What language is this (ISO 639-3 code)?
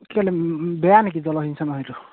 asm